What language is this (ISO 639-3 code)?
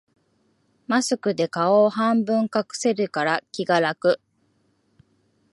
jpn